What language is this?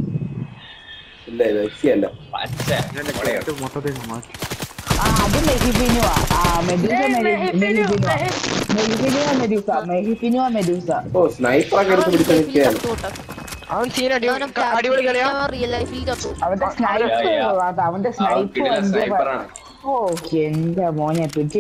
Malayalam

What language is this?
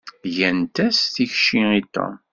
Kabyle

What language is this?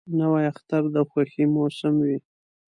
Pashto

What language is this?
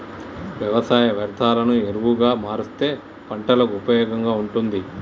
Telugu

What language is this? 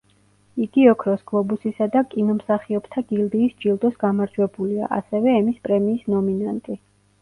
Georgian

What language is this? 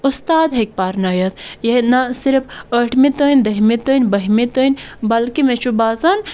Kashmiri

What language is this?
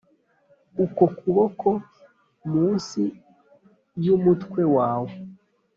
Kinyarwanda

